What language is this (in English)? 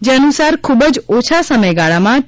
Gujarati